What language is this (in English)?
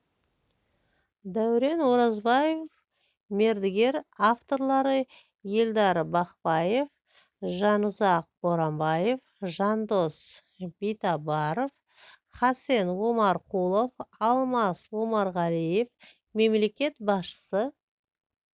Kazakh